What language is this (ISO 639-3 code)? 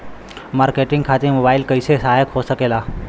bho